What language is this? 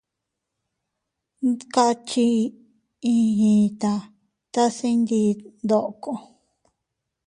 Teutila Cuicatec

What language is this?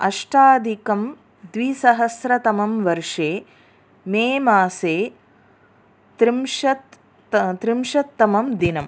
Sanskrit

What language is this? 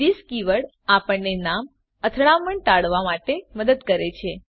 Gujarati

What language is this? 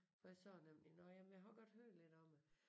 Danish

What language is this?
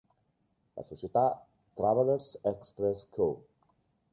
Italian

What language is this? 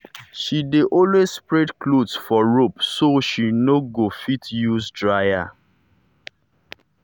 Nigerian Pidgin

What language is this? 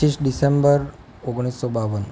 Gujarati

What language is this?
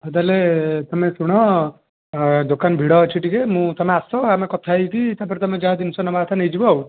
Odia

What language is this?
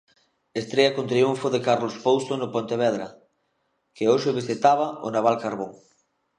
Galician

